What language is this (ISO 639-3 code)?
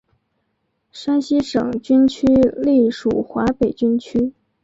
zho